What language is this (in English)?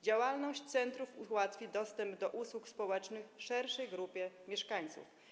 Polish